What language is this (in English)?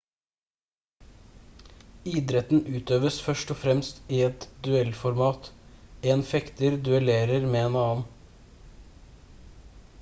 Norwegian Bokmål